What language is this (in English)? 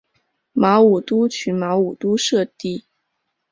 Chinese